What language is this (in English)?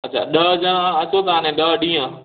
Sindhi